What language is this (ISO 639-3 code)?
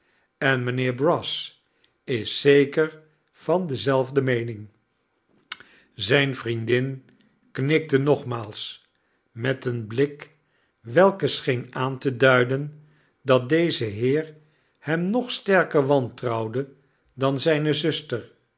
nld